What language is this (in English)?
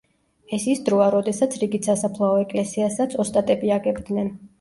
Georgian